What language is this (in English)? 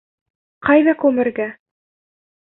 Bashkir